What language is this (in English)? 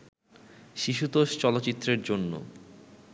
Bangla